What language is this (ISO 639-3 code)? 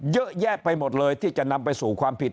tha